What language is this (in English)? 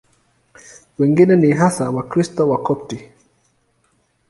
Swahili